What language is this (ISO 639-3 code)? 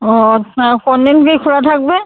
ben